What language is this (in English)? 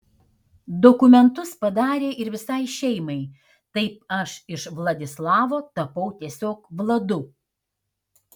Lithuanian